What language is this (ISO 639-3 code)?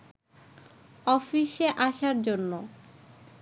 ben